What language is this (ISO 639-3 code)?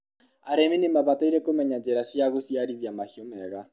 kik